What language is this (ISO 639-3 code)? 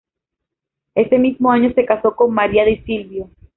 spa